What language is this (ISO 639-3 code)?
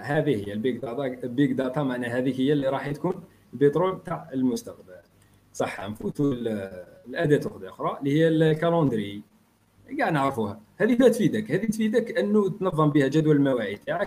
ara